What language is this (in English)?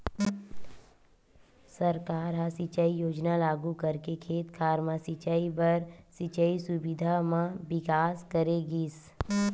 Chhattisgarhi